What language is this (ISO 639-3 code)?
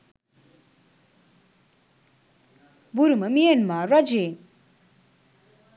sin